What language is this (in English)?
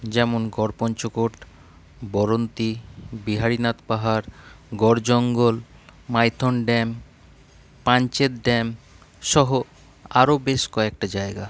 Bangla